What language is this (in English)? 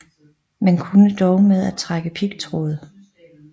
Danish